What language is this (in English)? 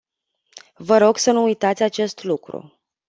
Romanian